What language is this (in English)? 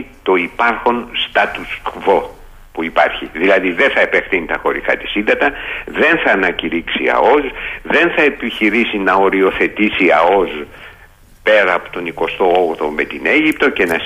Greek